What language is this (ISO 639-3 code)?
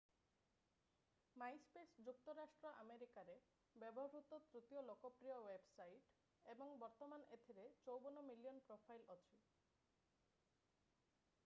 ori